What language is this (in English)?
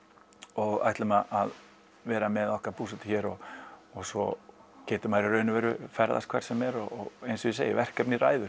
Icelandic